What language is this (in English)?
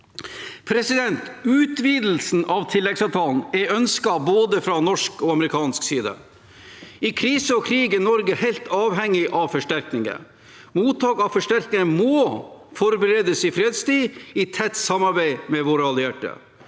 Norwegian